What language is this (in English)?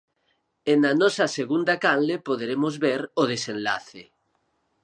Galician